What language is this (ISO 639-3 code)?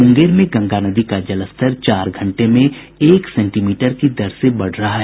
hin